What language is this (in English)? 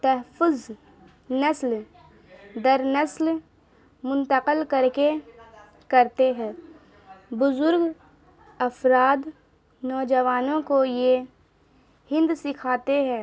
Urdu